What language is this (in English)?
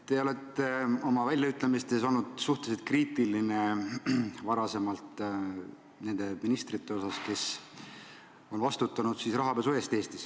Estonian